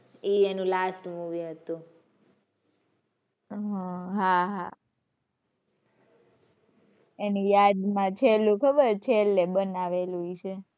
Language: Gujarati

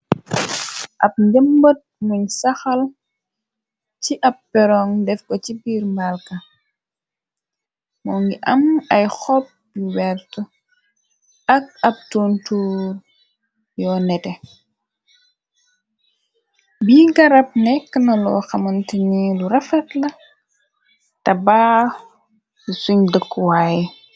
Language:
Wolof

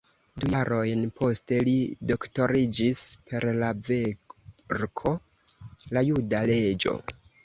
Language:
Esperanto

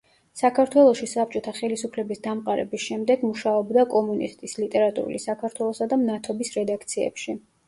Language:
Georgian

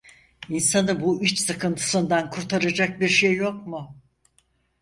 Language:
Turkish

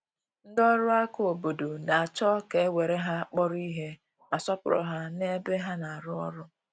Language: Igbo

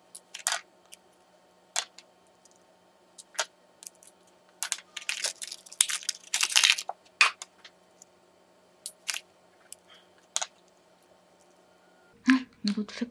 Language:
Korean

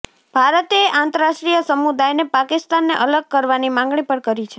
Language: Gujarati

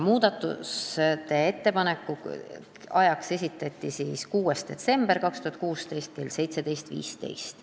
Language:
Estonian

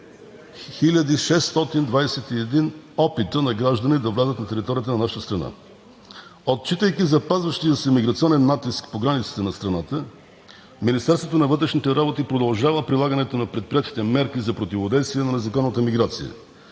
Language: Bulgarian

